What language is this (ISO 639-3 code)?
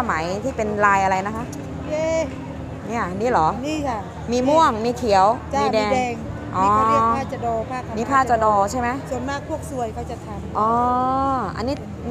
tha